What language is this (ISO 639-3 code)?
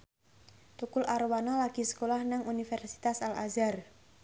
jav